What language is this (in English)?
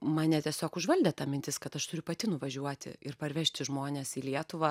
Lithuanian